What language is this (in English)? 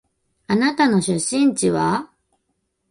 Japanese